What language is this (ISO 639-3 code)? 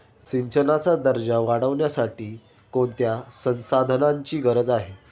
mar